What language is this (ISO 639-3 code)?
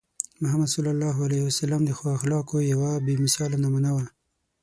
pus